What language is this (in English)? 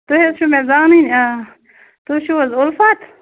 Kashmiri